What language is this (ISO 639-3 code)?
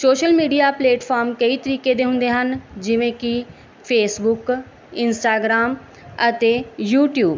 pan